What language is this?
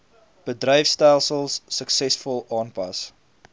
Afrikaans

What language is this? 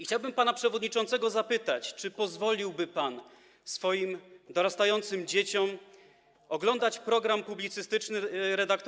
Polish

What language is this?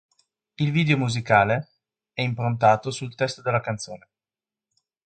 Italian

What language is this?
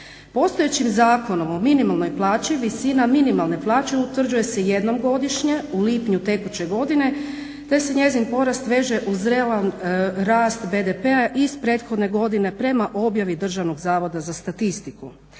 Croatian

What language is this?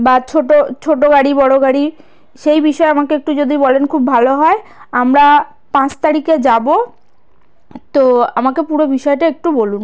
Bangla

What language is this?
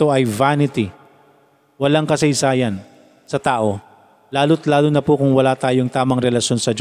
Filipino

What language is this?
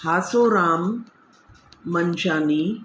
Sindhi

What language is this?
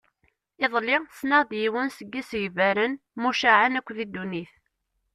Kabyle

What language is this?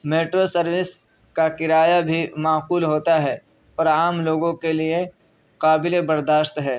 Urdu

